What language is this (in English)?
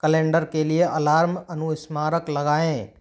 Hindi